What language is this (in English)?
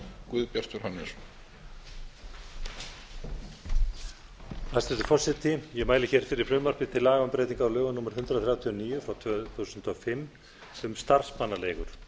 Icelandic